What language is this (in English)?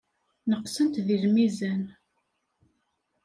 Kabyle